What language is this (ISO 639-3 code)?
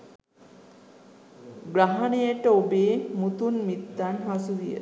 sin